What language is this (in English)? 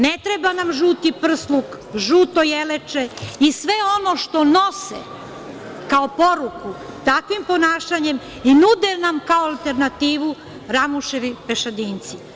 Serbian